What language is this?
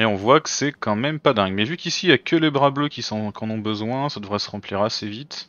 French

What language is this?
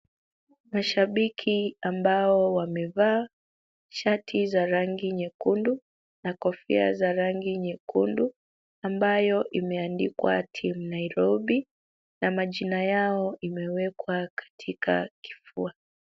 Swahili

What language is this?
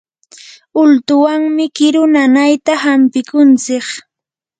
Yanahuanca Pasco Quechua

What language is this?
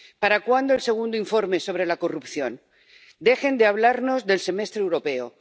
Spanish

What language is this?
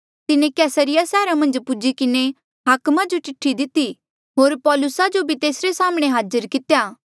Mandeali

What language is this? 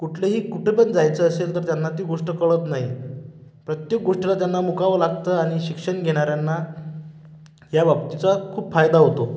Marathi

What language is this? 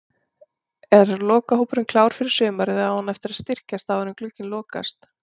Icelandic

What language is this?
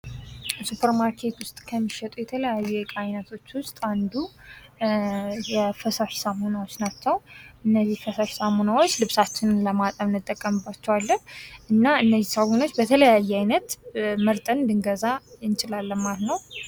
Amharic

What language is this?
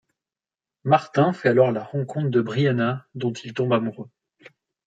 French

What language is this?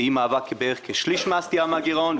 Hebrew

